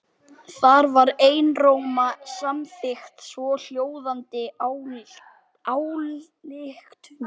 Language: Icelandic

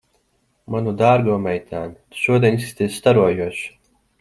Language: Latvian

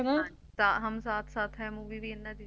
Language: Punjabi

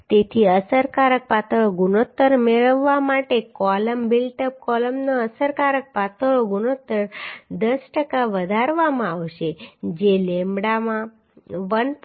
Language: Gujarati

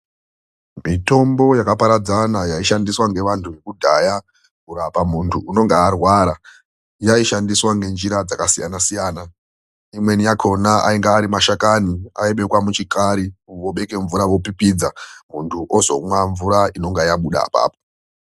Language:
Ndau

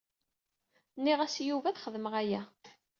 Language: Kabyle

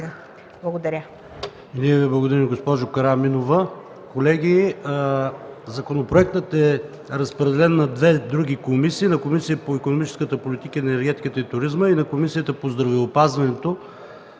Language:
Bulgarian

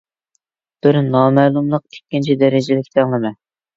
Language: Uyghur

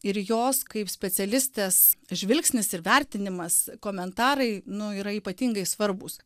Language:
Lithuanian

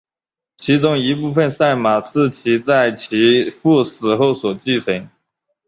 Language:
Chinese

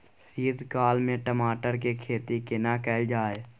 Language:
Maithili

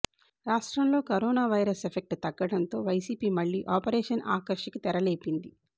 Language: Telugu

